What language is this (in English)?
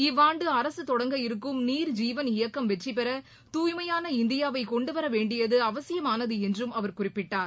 Tamil